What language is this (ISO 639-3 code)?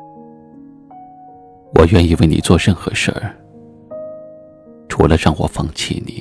zho